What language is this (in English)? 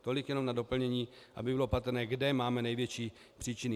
Czech